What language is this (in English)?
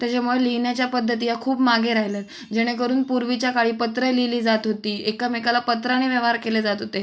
Marathi